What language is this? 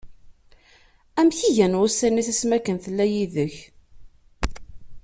Kabyle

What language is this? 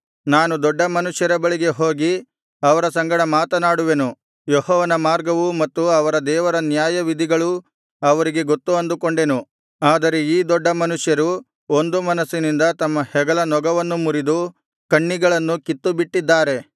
Kannada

